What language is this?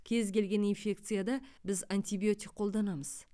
Kazakh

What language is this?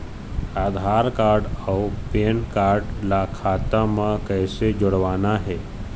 Chhattisgarhi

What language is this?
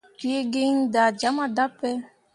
Mundang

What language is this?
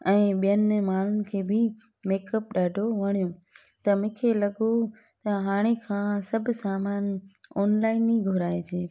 Sindhi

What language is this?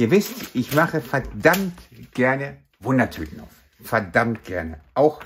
German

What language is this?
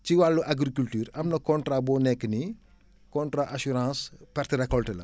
Wolof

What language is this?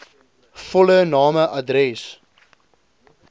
Afrikaans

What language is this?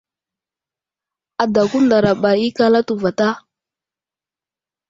Wuzlam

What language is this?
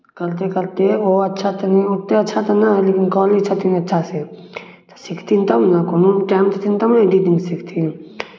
Maithili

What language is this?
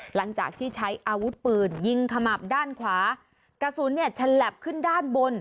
Thai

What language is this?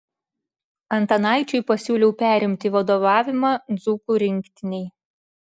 Lithuanian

